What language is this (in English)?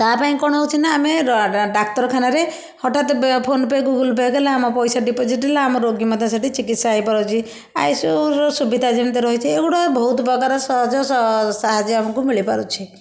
Odia